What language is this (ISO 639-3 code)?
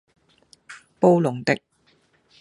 yue